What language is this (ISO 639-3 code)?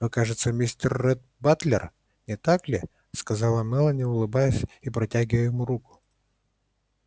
rus